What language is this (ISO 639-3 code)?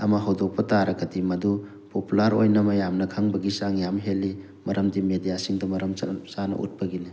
mni